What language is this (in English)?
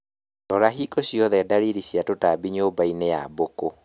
Kikuyu